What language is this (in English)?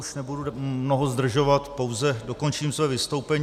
Czech